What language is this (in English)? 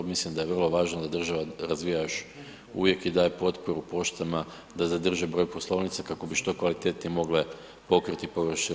Croatian